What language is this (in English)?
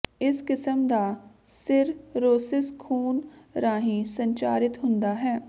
Punjabi